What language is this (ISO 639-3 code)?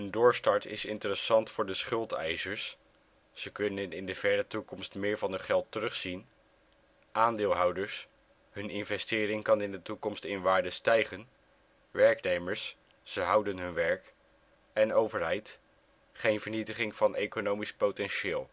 nld